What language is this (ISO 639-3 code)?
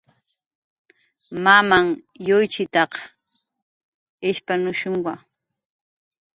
jqr